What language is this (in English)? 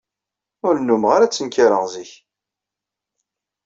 Kabyle